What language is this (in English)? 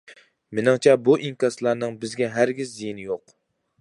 Uyghur